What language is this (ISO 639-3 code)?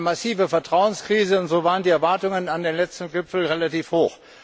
deu